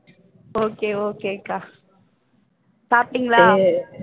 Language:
Tamil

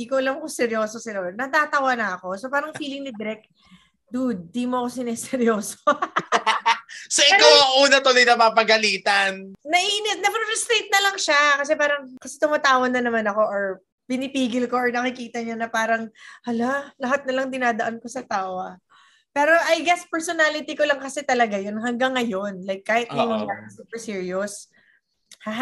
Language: Filipino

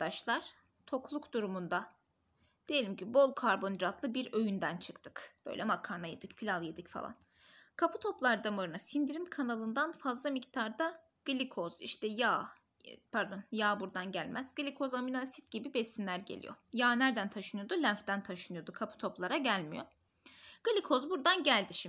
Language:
Turkish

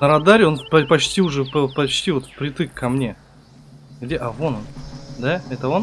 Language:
Russian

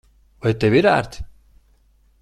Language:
Latvian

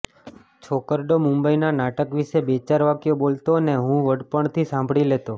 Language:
Gujarati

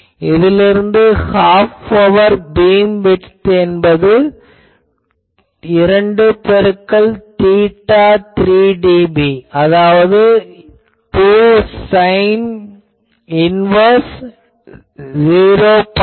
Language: Tamil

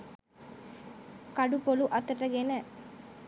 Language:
Sinhala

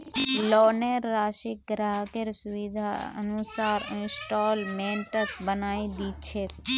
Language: Magahi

